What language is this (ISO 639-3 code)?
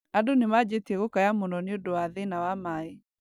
kik